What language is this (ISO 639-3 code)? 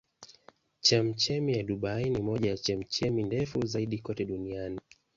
swa